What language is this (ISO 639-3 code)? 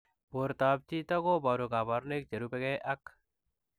kln